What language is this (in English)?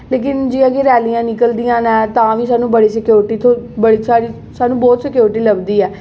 Dogri